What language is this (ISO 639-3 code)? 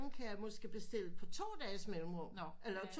dan